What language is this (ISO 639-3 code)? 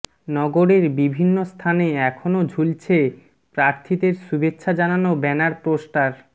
ben